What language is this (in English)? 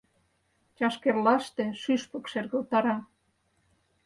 Mari